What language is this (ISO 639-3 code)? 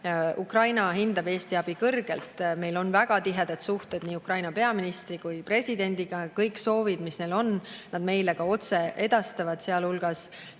est